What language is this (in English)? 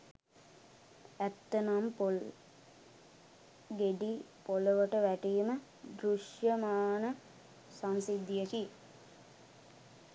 Sinhala